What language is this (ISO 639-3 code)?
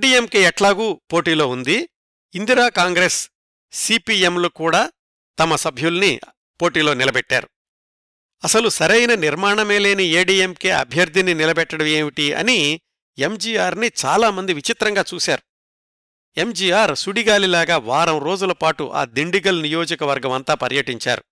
tel